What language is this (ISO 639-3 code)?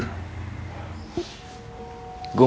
ind